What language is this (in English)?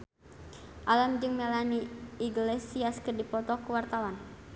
Sundanese